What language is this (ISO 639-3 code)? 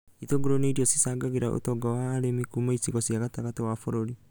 kik